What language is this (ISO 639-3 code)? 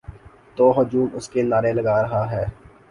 urd